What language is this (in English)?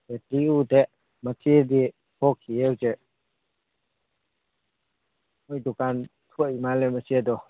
Manipuri